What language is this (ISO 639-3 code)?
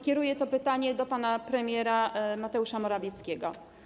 pol